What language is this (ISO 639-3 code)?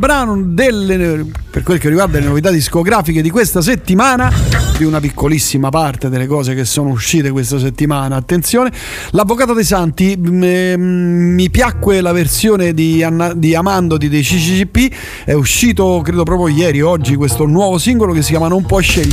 ita